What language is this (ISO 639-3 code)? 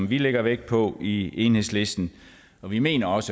dan